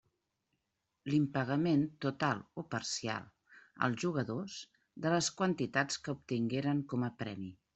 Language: Catalan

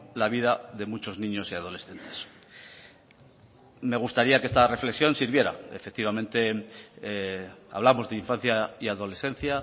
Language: Spanish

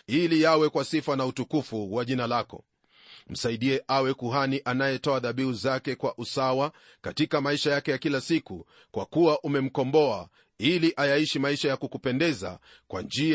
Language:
Swahili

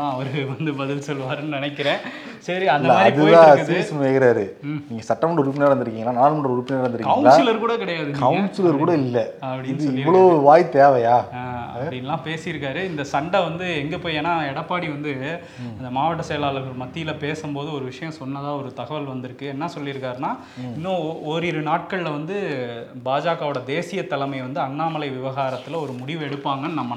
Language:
Tamil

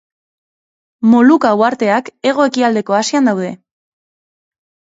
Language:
Basque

